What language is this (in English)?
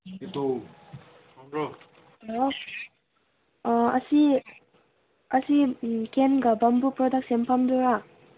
Manipuri